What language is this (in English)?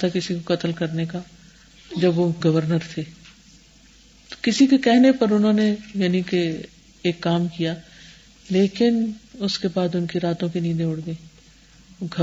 Urdu